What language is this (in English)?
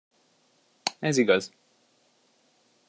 Hungarian